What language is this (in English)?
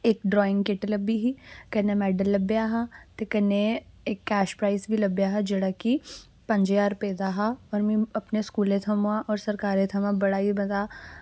Dogri